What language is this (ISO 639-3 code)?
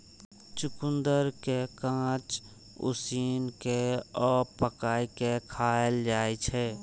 mai